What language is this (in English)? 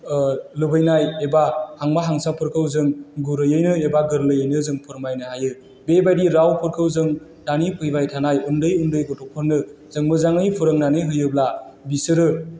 Bodo